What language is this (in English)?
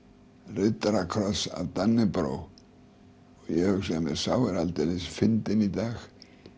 Icelandic